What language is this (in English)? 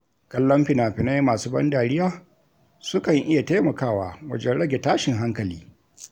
Hausa